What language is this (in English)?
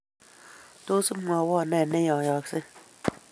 Kalenjin